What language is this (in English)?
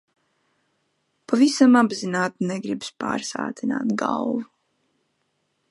Latvian